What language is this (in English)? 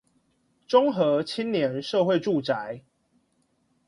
Chinese